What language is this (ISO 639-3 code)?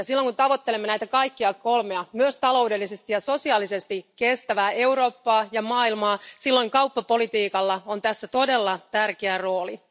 fin